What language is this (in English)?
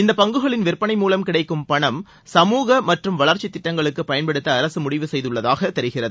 Tamil